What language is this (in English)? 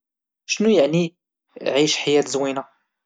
Moroccan Arabic